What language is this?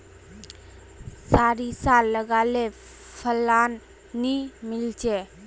Magahi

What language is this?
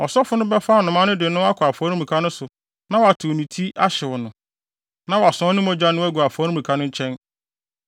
Akan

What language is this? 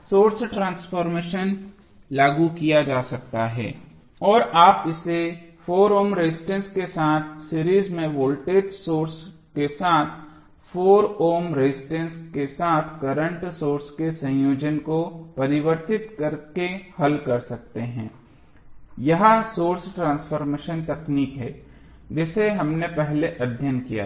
Hindi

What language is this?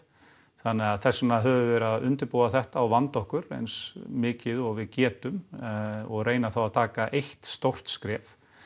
Icelandic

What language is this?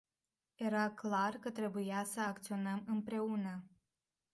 Romanian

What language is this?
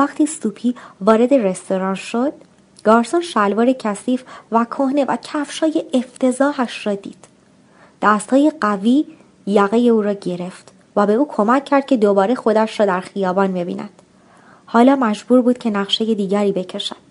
Persian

